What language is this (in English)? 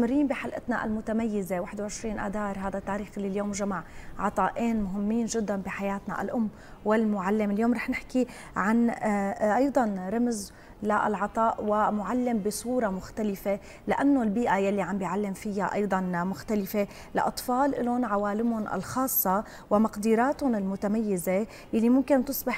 Arabic